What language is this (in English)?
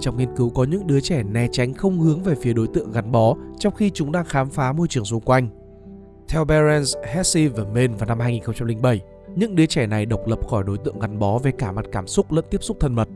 Vietnamese